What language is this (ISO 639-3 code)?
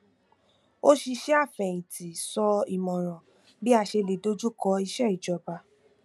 yor